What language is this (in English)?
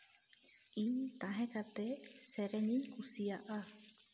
Santali